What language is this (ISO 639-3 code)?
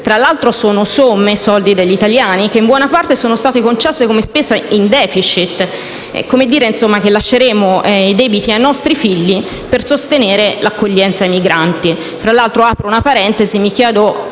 ita